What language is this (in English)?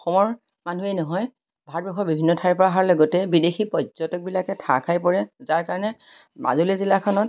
Assamese